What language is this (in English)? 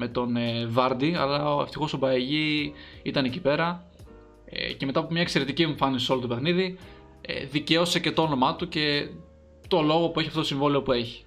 Greek